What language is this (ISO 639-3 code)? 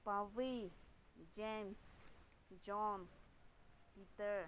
mni